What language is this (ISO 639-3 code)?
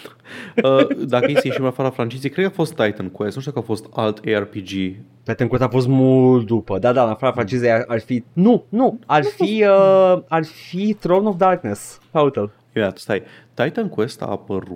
ron